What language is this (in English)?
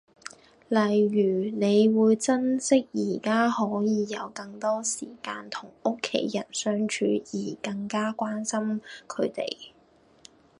Cantonese